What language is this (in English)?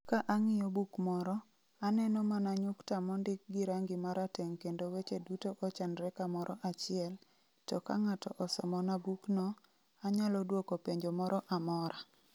Luo (Kenya and Tanzania)